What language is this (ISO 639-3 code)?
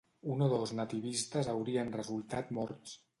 cat